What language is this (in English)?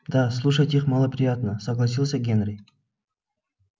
Russian